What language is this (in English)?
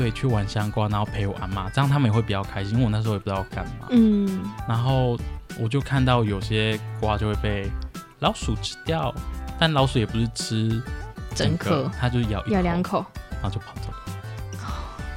Chinese